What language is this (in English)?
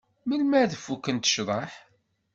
Kabyle